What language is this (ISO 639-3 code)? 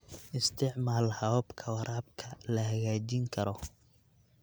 som